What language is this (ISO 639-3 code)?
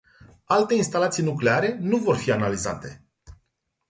ron